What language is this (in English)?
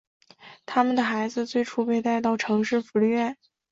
Chinese